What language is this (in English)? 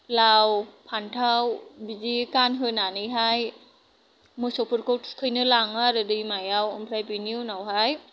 Bodo